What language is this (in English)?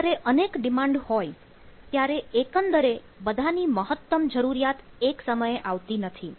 Gujarati